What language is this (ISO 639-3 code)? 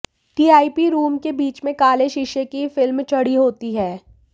hin